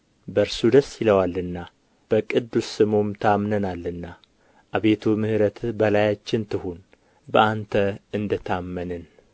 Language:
Amharic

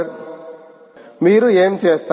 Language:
Telugu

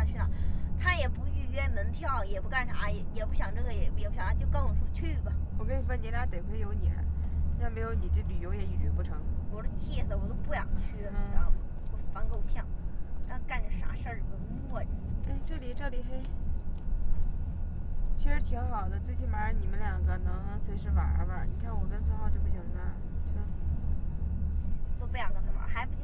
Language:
Chinese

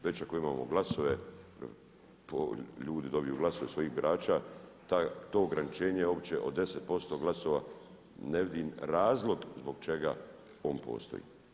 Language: Croatian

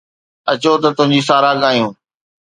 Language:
Sindhi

